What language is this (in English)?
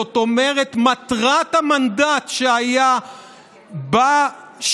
Hebrew